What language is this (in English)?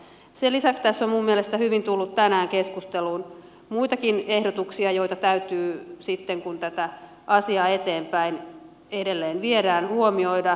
Finnish